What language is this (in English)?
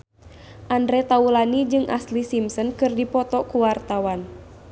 Sundanese